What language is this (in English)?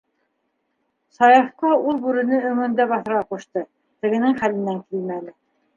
Bashkir